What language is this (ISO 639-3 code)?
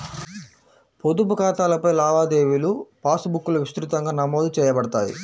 tel